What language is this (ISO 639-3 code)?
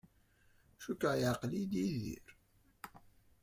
kab